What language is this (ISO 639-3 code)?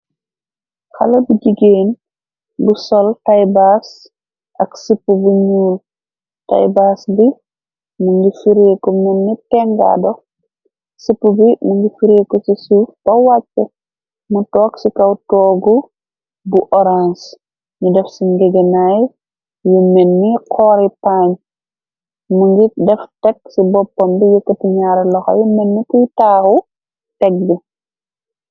wol